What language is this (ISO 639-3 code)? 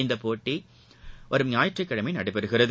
tam